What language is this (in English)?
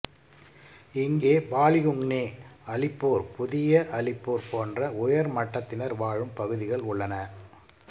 Tamil